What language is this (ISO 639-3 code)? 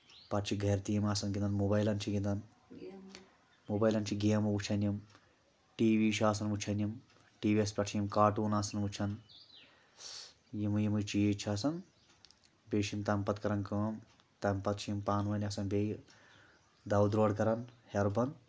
kas